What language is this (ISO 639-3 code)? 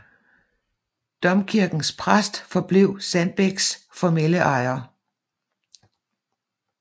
dan